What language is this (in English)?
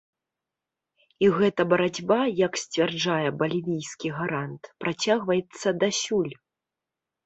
Belarusian